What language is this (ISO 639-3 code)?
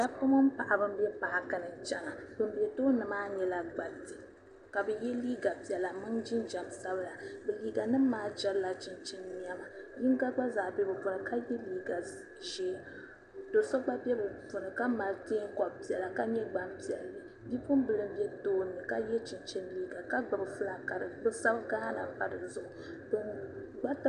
dag